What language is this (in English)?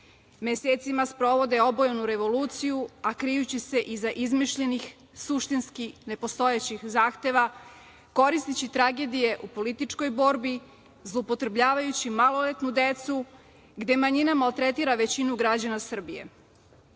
Serbian